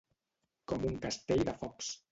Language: Catalan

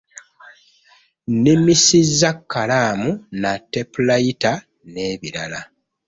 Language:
Ganda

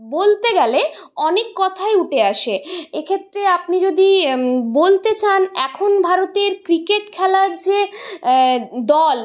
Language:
Bangla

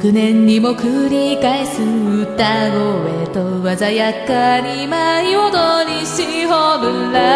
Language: Japanese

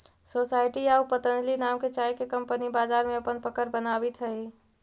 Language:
Magahi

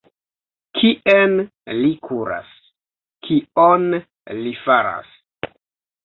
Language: Esperanto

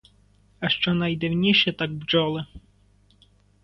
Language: Ukrainian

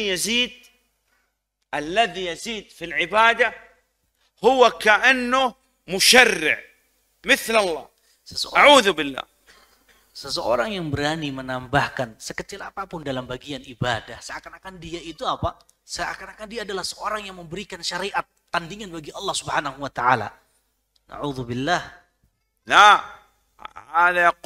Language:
Indonesian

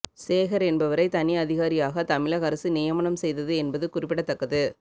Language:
Tamil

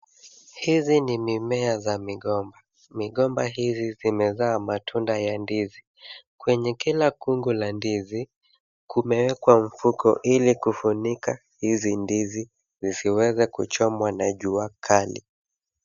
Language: Swahili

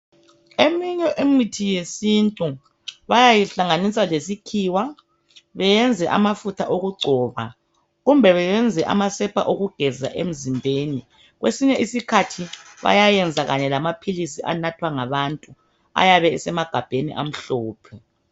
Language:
North Ndebele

